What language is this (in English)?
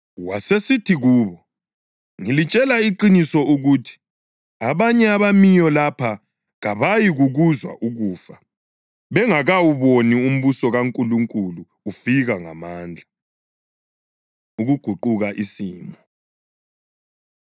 North Ndebele